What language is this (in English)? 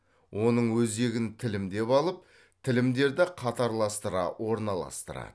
Kazakh